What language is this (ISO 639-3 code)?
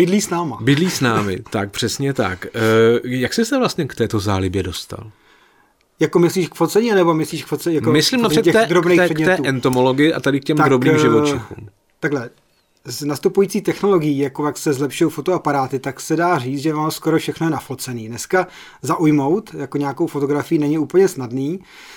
ces